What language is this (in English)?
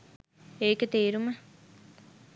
Sinhala